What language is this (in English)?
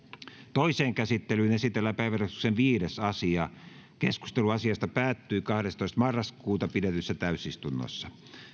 Finnish